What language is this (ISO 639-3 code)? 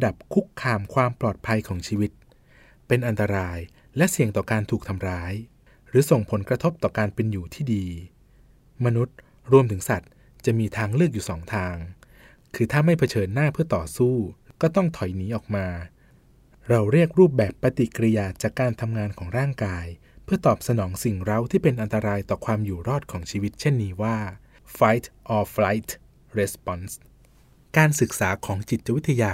tha